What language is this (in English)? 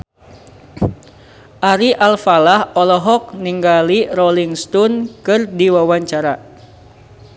Sundanese